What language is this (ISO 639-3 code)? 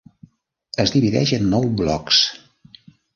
cat